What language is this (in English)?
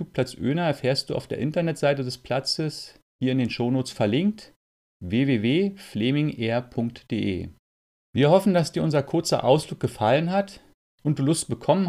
German